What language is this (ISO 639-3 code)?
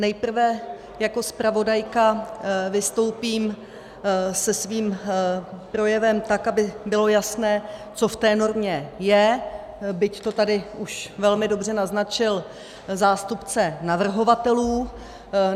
ces